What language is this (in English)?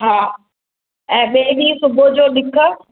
Sindhi